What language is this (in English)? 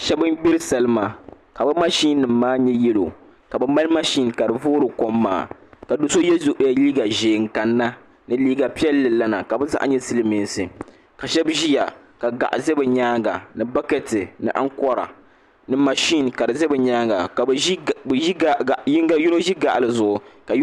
Dagbani